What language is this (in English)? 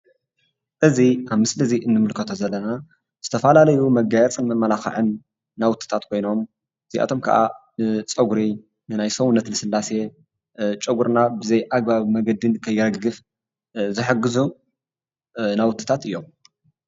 Tigrinya